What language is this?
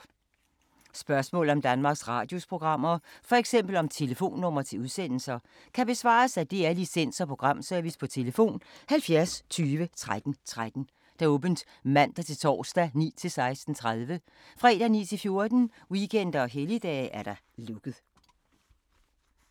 Danish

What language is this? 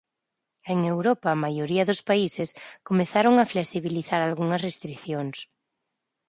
Galician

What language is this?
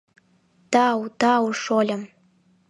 Mari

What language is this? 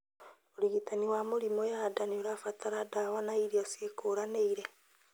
Kikuyu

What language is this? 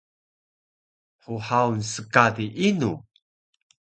Taroko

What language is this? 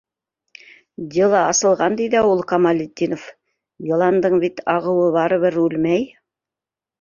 Bashkir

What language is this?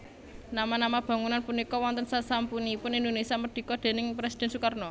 Javanese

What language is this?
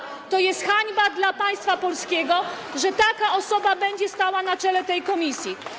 Polish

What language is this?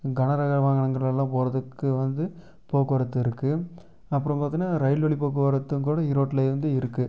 Tamil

